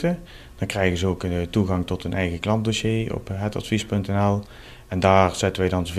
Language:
Dutch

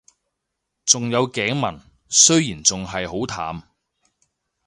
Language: Cantonese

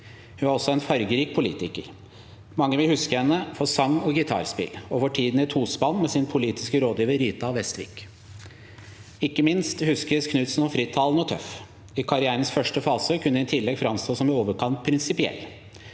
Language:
Norwegian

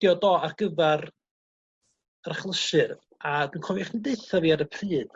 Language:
Welsh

